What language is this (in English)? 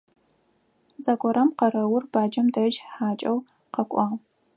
Adyghe